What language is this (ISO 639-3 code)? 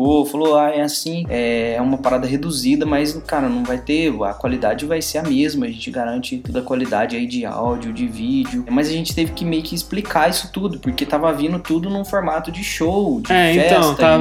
por